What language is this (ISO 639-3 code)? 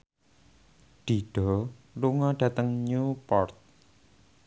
jav